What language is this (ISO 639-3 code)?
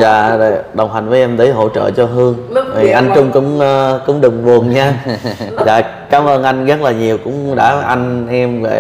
vie